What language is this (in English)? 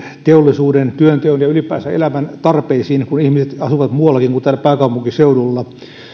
Finnish